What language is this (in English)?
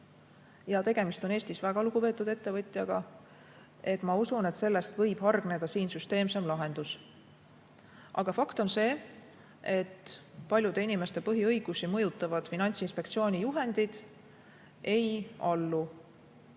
Estonian